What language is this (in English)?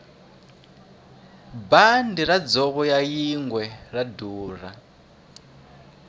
Tsonga